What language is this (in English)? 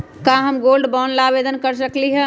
Magahi